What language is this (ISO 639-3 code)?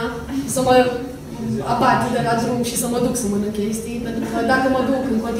ron